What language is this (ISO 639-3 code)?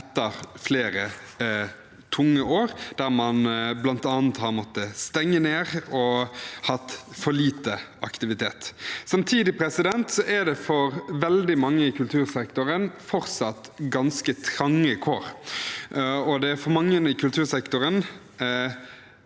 nor